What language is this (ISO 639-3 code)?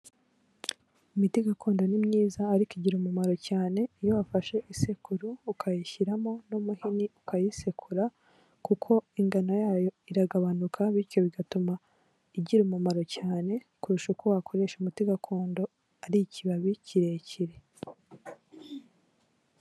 kin